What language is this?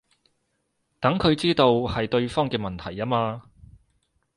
Cantonese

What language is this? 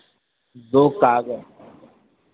Hindi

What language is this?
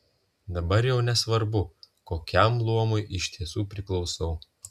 Lithuanian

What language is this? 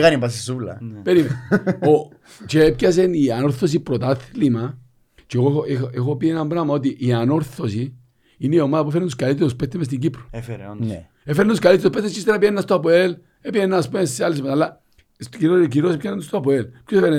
Greek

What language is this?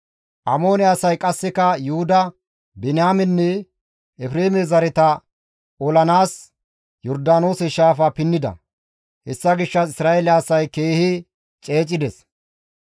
Gamo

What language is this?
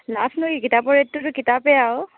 Assamese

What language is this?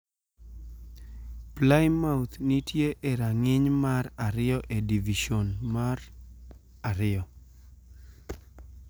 Luo (Kenya and Tanzania)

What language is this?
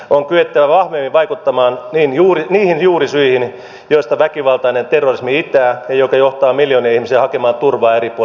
Finnish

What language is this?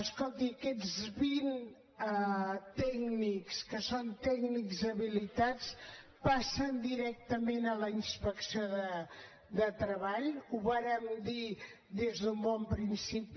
Catalan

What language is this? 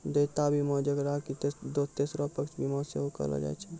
Maithili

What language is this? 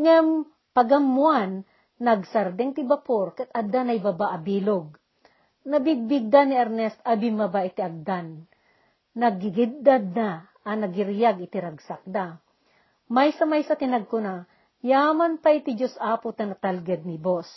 Filipino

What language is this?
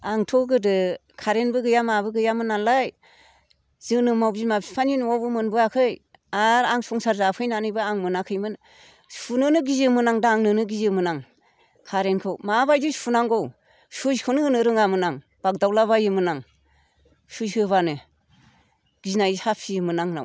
Bodo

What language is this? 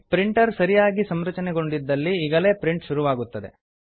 Kannada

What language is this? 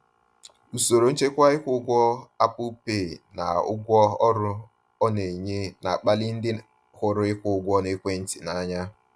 Igbo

